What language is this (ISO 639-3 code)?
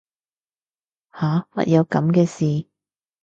yue